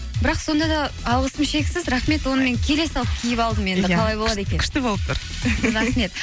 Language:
Kazakh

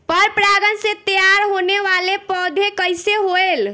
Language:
Bhojpuri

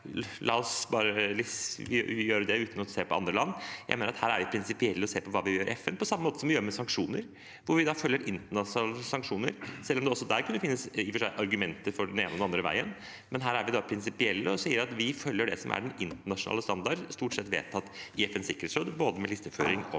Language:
Norwegian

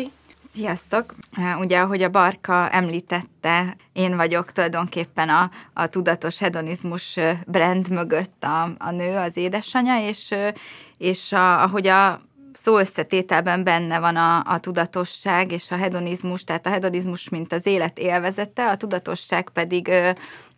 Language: Hungarian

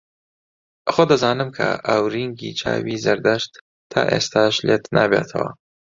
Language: Central Kurdish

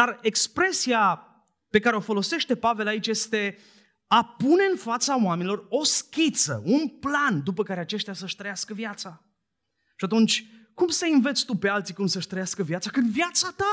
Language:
Romanian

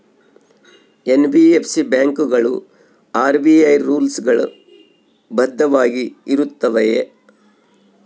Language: Kannada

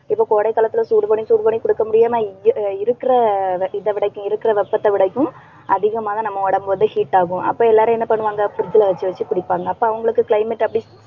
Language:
Tamil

